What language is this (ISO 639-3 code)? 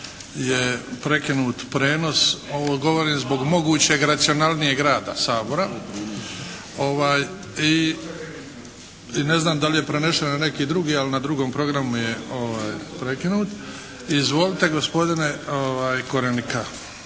hrv